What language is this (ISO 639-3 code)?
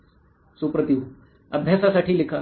mar